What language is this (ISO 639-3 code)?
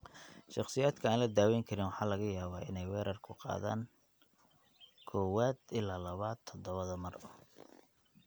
som